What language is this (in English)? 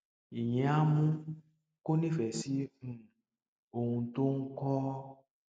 Yoruba